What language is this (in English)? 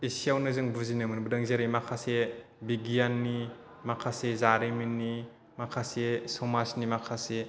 Bodo